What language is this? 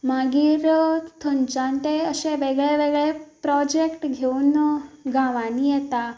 Konkani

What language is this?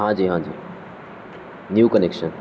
Urdu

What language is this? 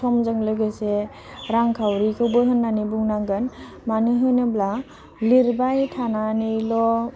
Bodo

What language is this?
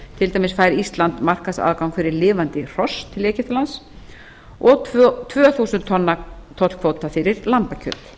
Icelandic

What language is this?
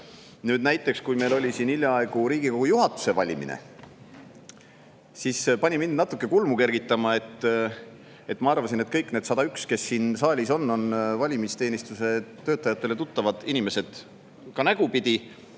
Estonian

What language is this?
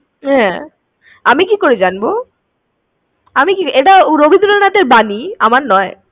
Bangla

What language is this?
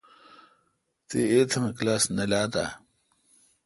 Kalkoti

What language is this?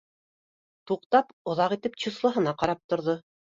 Bashkir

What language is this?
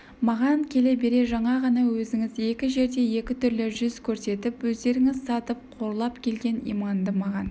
Kazakh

